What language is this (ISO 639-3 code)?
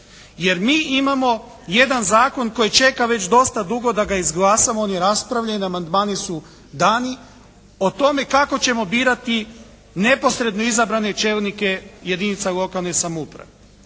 hrv